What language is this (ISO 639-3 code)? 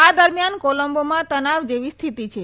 guj